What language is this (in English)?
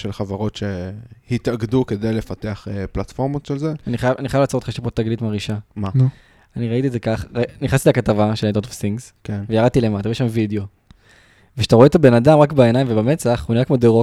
Hebrew